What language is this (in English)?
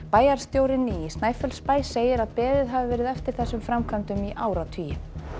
Icelandic